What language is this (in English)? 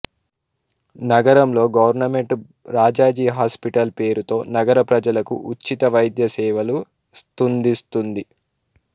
Telugu